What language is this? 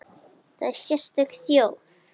Icelandic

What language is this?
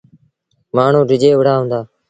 Sindhi Bhil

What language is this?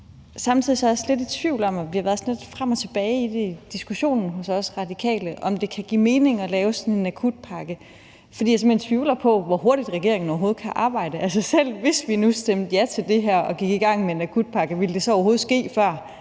Danish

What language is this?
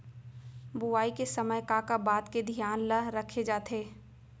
Chhattisgarhi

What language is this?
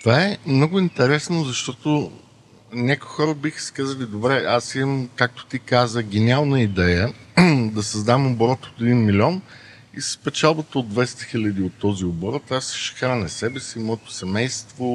Bulgarian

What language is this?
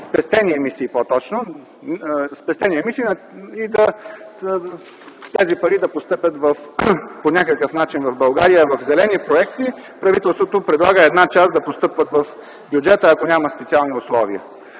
Bulgarian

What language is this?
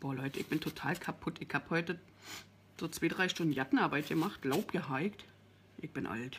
German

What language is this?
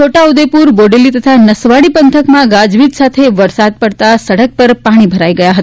Gujarati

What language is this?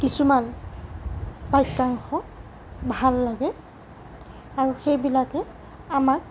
Assamese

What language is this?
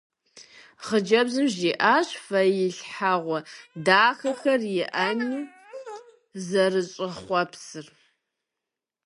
Kabardian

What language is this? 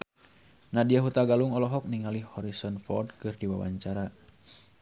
Sundanese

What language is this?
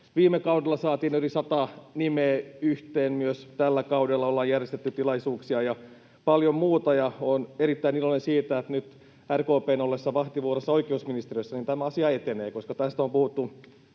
Finnish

